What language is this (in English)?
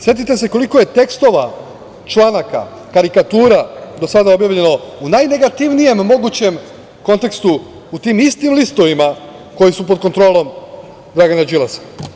Serbian